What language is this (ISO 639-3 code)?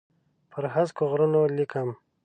pus